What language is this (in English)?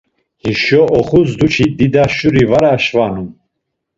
Laz